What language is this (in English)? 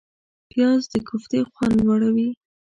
Pashto